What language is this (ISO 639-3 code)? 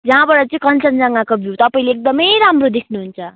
nep